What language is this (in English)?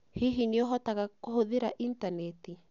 Kikuyu